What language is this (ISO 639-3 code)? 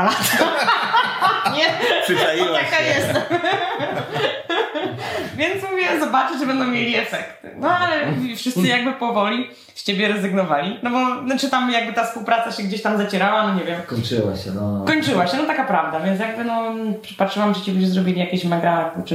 pol